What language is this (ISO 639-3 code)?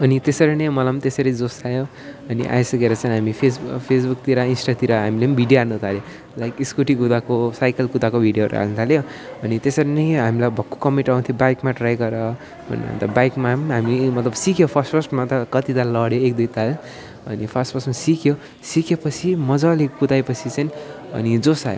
nep